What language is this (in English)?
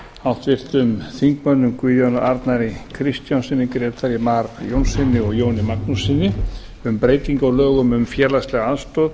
Icelandic